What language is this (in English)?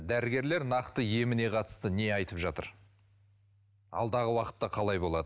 Kazakh